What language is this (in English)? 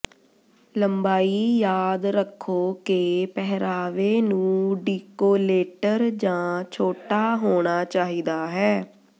Punjabi